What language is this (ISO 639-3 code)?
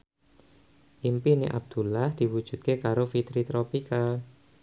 jav